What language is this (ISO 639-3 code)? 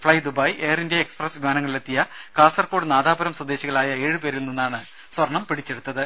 mal